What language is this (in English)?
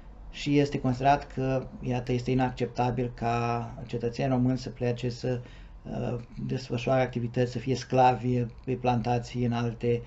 Romanian